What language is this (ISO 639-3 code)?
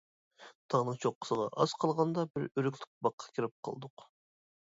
uig